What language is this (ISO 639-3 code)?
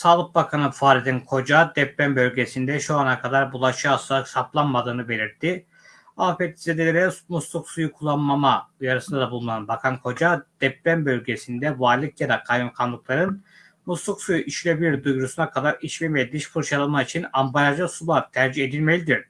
tur